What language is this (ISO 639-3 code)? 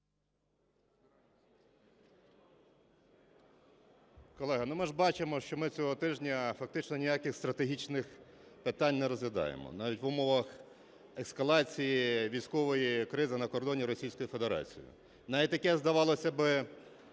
ukr